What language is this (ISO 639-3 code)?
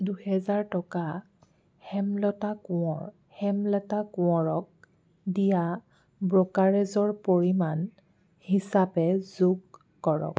asm